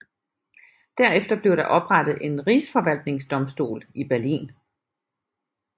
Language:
Danish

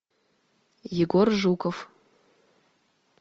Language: Russian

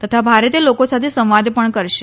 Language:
Gujarati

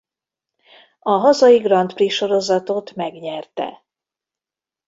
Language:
Hungarian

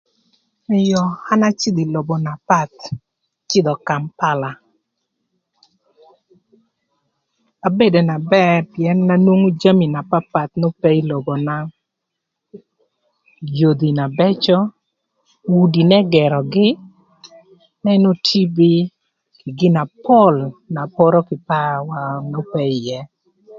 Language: Thur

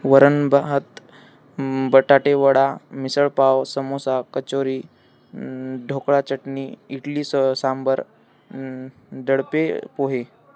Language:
Marathi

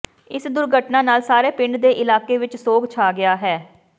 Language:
Punjabi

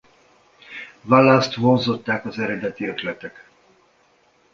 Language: Hungarian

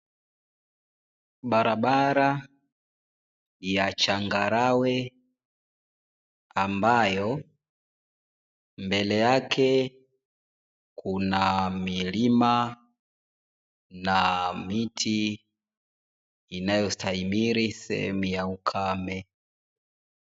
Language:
Swahili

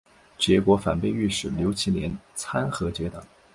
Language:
Chinese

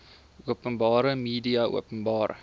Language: Afrikaans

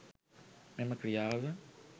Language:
Sinhala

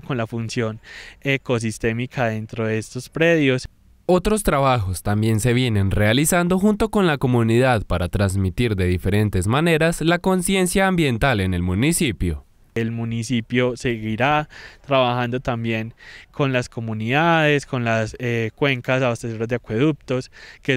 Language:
Spanish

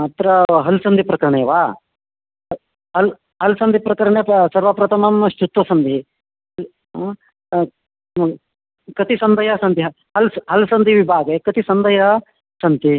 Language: Sanskrit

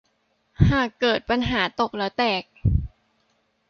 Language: Thai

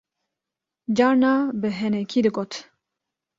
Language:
Kurdish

